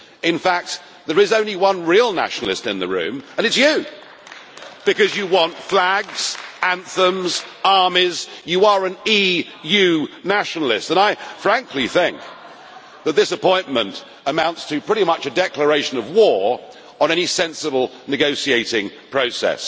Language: English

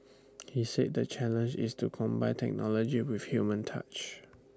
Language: English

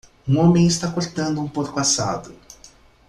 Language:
Portuguese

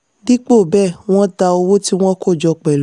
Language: Yoruba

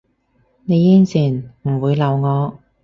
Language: Cantonese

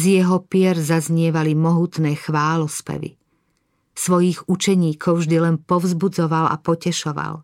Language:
Slovak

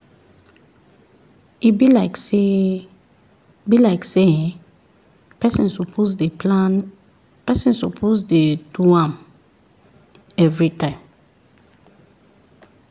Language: Nigerian Pidgin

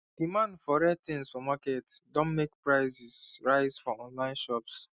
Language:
Nigerian Pidgin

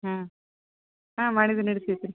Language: Kannada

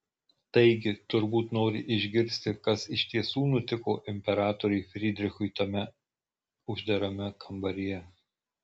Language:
Lithuanian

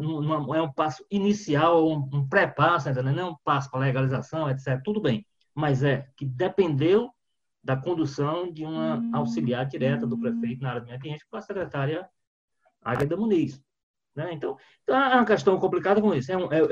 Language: Portuguese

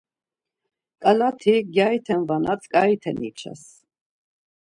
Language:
Laz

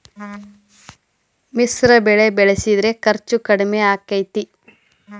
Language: Kannada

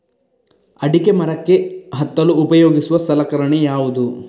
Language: Kannada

